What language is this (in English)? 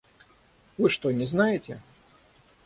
Russian